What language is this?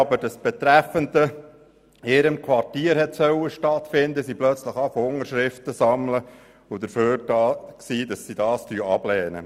Swiss German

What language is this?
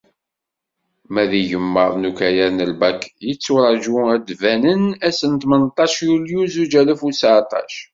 Kabyle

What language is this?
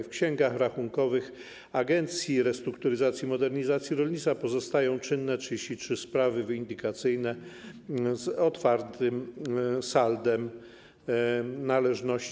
Polish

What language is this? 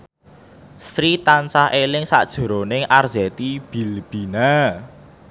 Javanese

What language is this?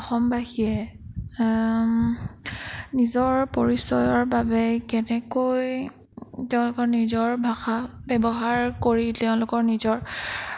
Assamese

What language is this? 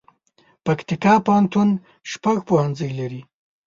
Pashto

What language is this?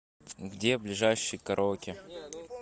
Russian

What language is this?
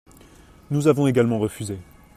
French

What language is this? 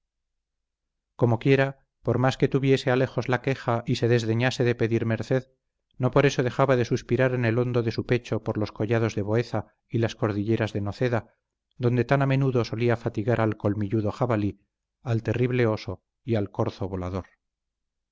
Spanish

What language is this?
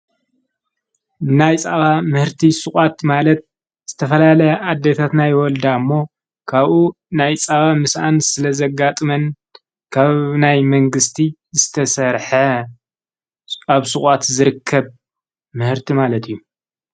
Tigrinya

